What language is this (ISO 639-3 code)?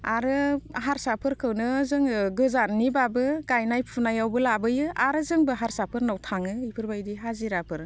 brx